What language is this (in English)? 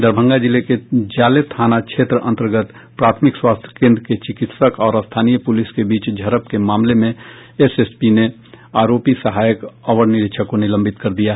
Hindi